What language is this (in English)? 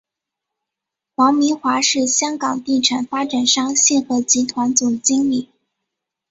Chinese